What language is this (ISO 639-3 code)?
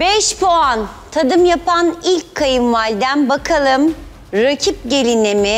tur